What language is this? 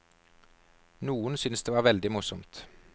Norwegian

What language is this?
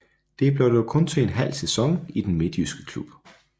Danish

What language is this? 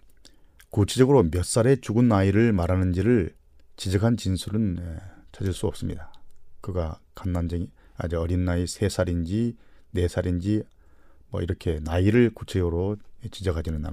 Korean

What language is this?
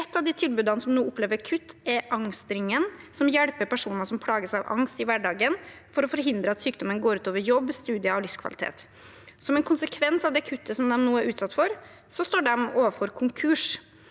Norwegian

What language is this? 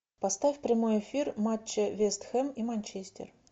Russian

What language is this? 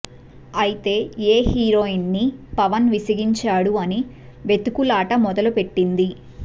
Telugu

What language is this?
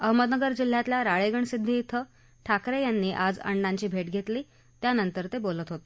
Marathi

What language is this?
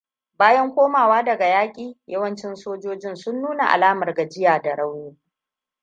Hausa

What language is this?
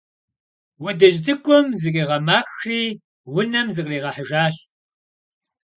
Kabardian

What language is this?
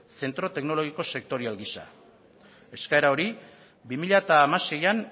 Basque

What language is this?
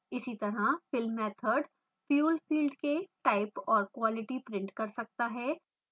Hindi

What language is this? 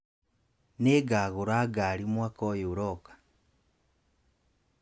Kikuyu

